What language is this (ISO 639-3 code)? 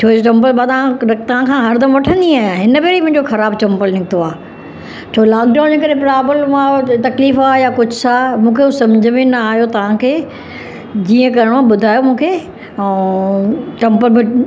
snd